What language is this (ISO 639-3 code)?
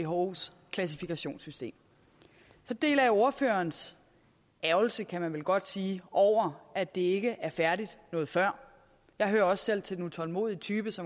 dan